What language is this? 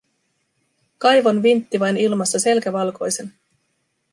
Finnish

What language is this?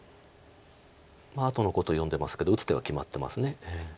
Japanese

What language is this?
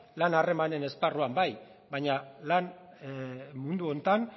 Basque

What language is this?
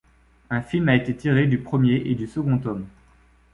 French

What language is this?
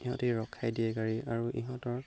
Assamese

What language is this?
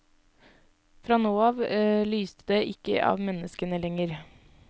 Norwegian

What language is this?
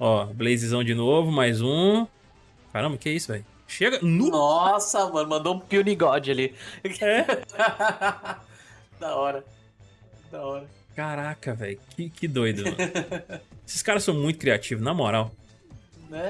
Portuguese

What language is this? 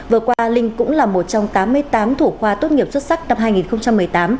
Vietnamese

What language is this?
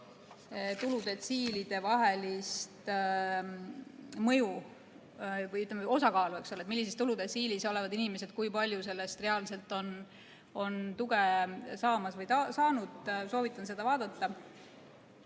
Estonian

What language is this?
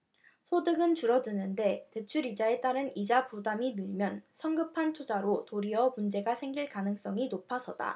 Korean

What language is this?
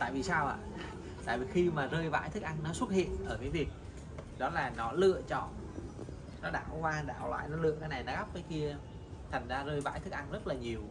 Vietnamese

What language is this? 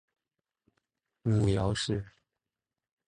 Chinese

